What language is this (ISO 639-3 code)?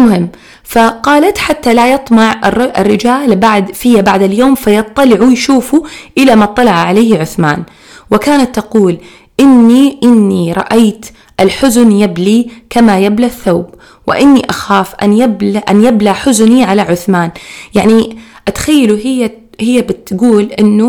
ara